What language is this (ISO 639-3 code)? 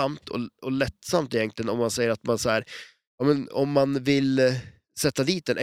swe